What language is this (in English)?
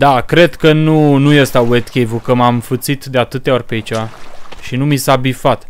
Romanian